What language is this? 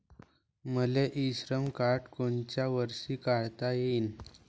Marathi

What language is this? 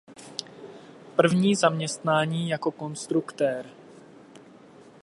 Czech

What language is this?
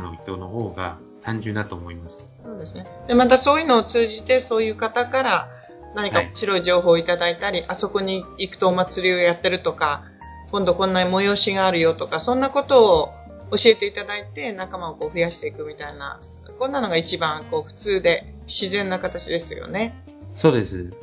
Japanese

